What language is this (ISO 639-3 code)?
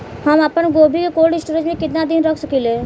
bho